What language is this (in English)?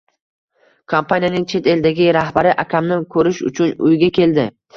Uzbek